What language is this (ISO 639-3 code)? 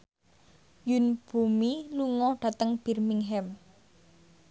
jav